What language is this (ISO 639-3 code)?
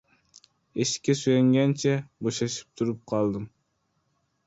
uzb